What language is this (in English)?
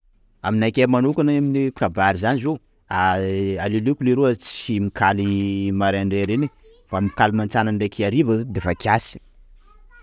Sakalava Malagasy